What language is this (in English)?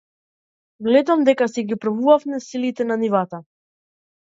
Macedonian